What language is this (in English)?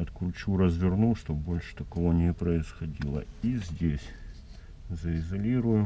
Russian